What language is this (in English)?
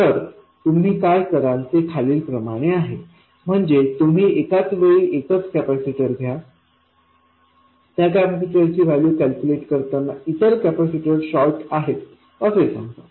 Marathi